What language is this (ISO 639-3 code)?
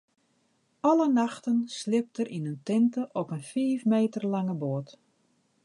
fry